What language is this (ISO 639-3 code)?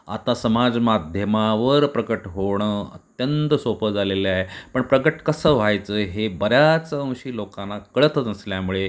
mar